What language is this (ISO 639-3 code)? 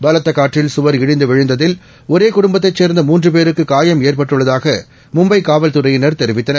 tam